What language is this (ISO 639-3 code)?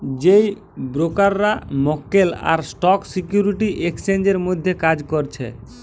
ben